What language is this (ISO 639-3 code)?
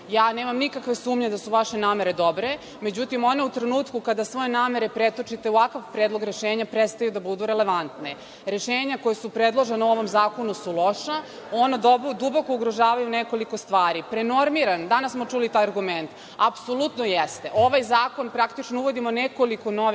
srp